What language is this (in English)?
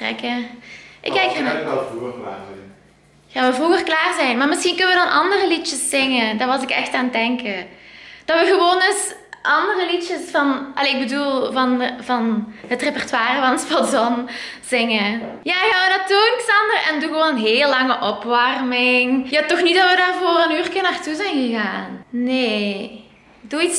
Dutch